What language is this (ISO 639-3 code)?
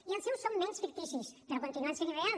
cat